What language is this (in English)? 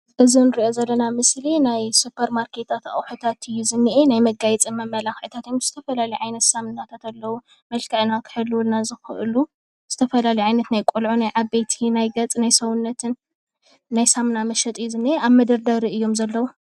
Tigrinya